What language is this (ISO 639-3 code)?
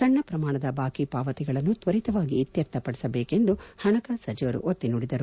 kan